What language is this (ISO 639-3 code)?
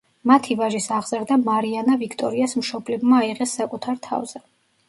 kat